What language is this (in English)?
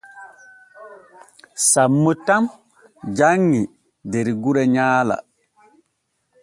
Borgu Fulfulde